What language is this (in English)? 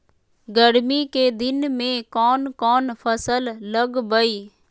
Magahi